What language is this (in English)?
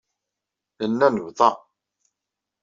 Kabyle